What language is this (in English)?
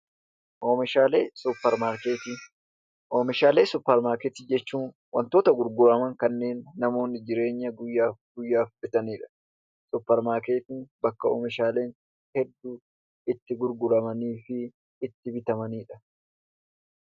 Oromo